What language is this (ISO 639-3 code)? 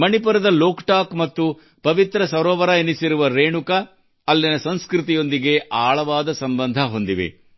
kan